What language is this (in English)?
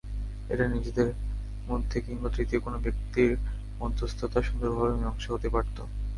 Bangla